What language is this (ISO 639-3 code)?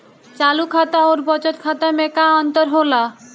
bho